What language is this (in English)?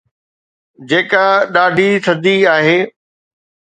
Sindhi